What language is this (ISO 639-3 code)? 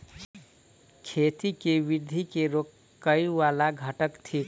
mai